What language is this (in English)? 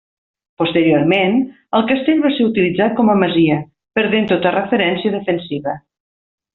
Catalan